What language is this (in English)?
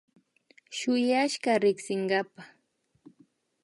Imbabura Highland Quichua